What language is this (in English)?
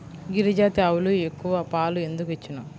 Telugu